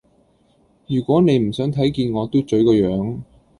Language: Cantonese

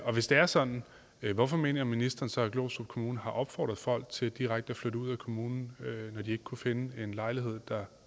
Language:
Danish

